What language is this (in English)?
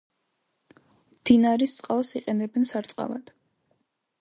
Georgian